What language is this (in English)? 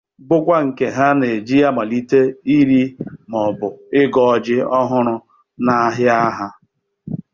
Igbo